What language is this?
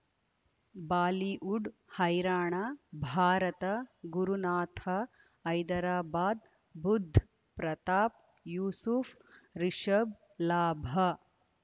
Kannada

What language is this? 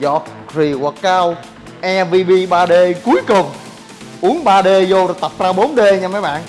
Vietnamese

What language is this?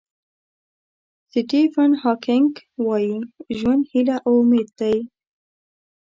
Pashto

